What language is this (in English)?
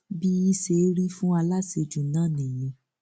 Yoruba